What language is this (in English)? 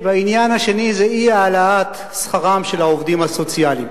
Hebrew